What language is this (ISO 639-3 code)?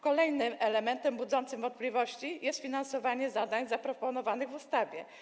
pol